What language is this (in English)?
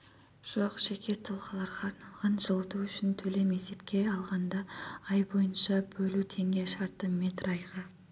Kazakh